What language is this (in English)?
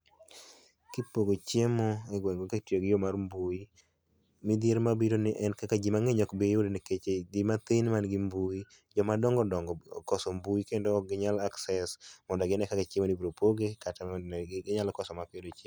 Luo (Kenya and Tanzania)